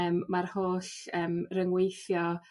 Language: Welsh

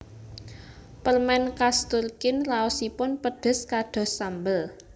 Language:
Javanese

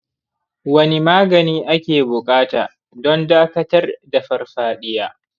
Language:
Hausa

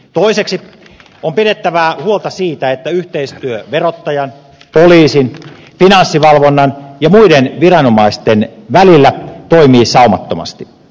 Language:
Finnish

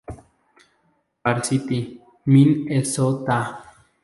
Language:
Spanish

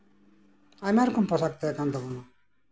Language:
Santali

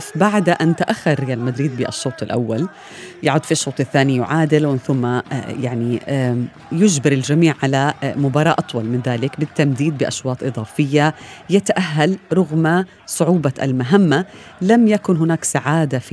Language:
Arabic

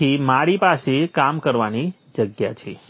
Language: Gujarati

